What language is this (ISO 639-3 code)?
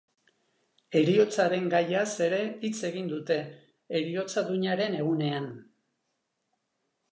eus